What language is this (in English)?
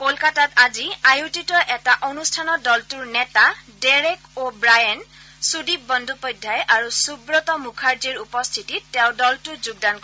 Assamese